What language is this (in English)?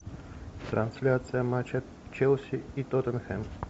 Russian